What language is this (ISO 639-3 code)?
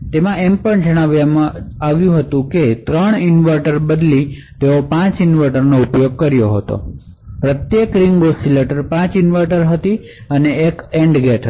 guj